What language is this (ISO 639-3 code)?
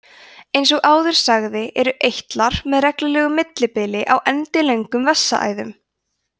isl